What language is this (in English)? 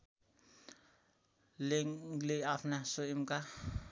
Nepali